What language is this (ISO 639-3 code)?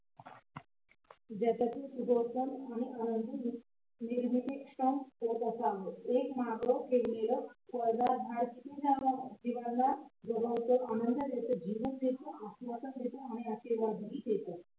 mar